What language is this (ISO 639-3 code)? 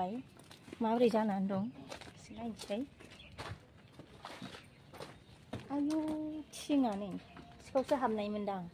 tha